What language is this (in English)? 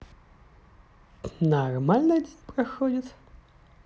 Russian